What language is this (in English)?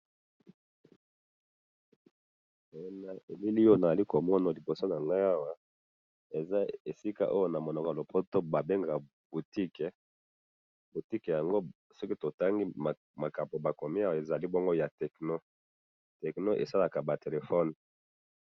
Lingala